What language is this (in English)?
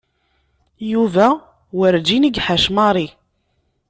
Kabyle